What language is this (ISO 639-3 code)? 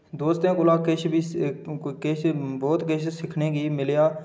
doi